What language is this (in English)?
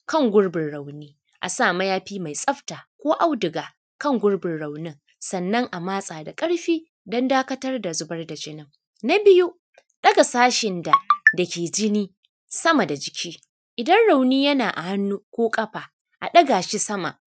Hausa